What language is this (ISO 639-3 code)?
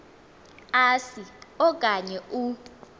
xho